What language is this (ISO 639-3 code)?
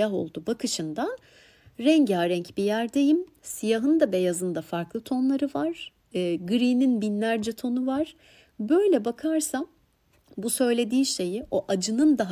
tur